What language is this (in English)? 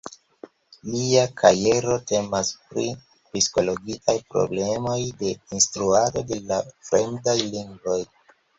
Esperanto